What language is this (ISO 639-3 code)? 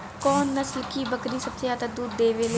bho